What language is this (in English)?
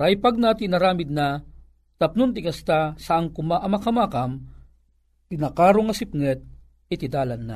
Filipino